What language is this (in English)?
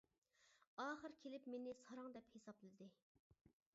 Uyghur